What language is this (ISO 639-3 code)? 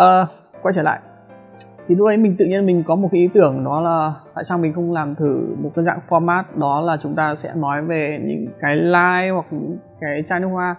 vie